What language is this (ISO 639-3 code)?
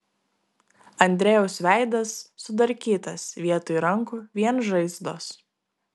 lit